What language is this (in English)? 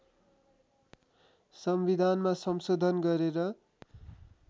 Nepali